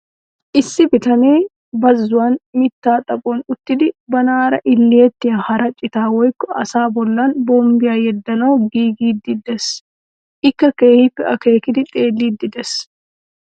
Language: Wolaytta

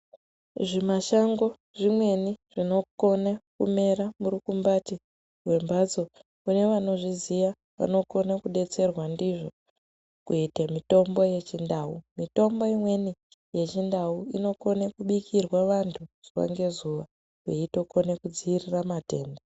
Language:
Ndau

